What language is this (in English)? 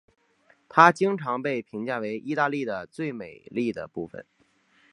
Chinese